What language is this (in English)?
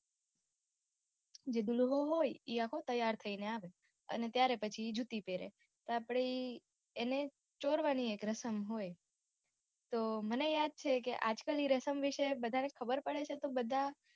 Gujarati